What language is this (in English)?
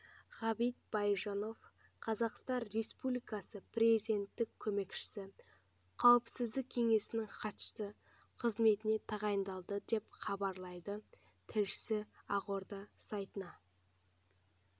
Kazakh